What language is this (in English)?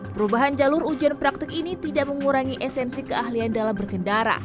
Indonesian